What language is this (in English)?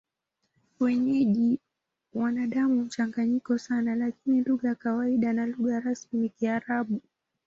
Swahili